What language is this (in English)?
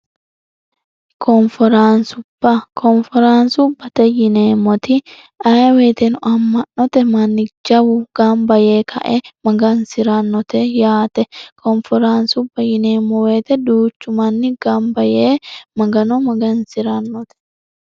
Sidamo